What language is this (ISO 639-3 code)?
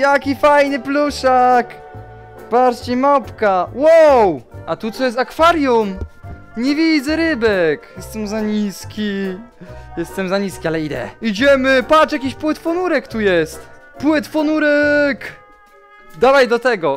pol